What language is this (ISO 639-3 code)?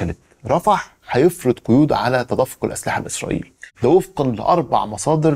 ara